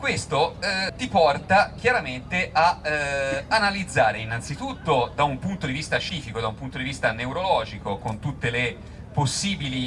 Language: Italian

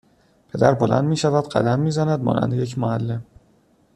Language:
Persian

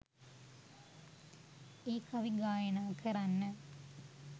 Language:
Sinhala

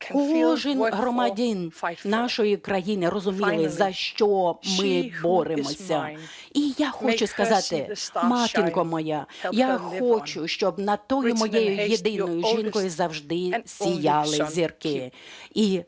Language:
Ukrainian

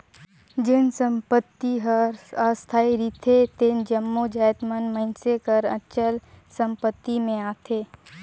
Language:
Chhattisgarhi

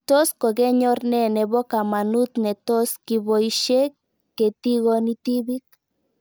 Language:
Kalenjin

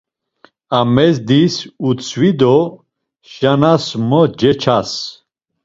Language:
Laz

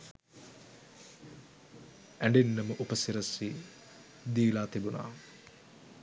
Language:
Sinhala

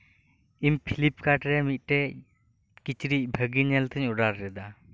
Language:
Santali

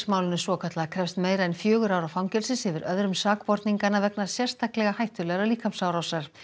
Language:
Icelandic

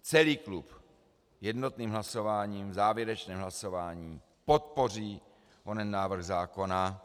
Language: Czech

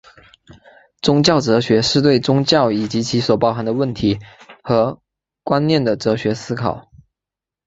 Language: Chinese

